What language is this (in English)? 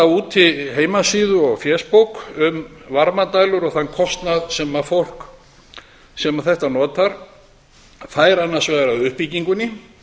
Icelandic